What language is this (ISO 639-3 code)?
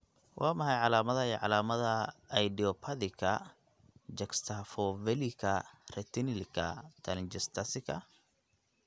som